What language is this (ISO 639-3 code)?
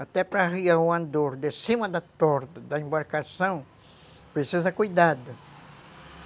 por